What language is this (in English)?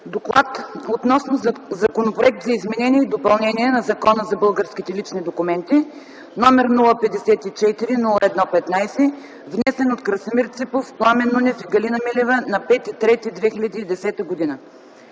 Bulgarian